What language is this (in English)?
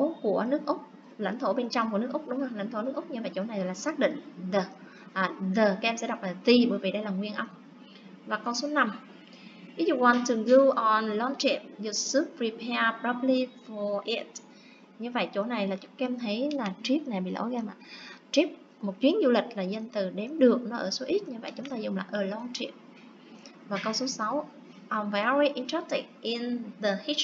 Vietnamese